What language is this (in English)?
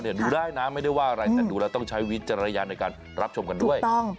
Thai